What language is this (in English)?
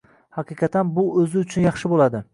Uzbek